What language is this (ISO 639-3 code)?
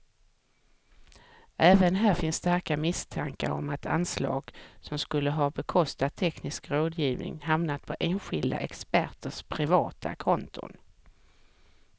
swe